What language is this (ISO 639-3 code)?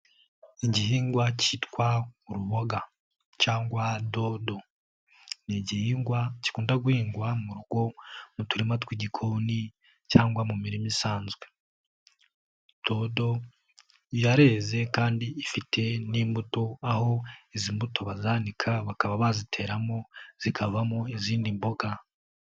kin